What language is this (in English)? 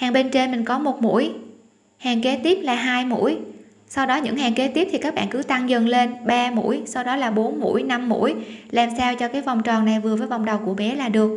Vietnamese